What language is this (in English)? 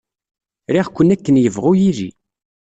Kabyle